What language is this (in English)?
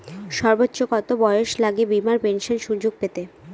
Bangla